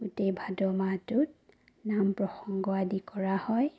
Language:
Assamese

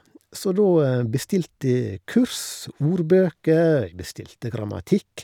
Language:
Norwegian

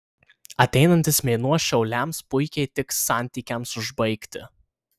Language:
Lithuanian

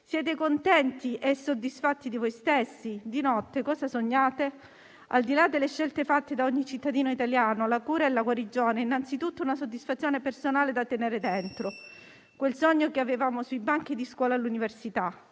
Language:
Italian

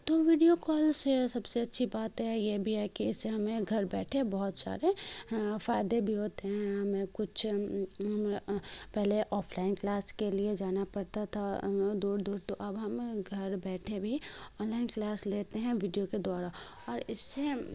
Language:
Urdu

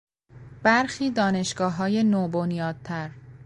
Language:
Persian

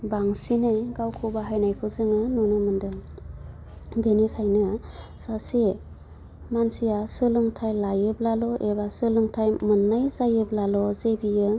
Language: Bodo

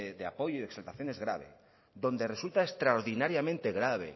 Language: Spanish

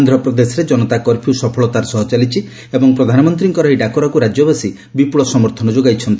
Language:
Odia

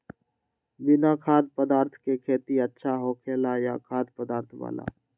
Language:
Magahi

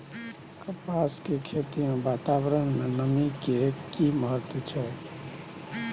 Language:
Maithili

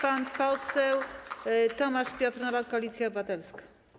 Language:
Polish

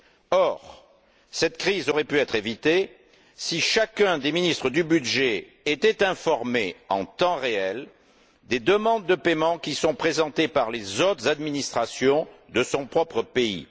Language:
French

